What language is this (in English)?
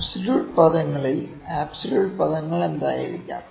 Malayalam